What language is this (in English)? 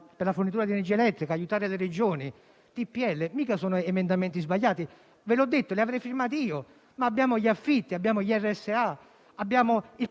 Italian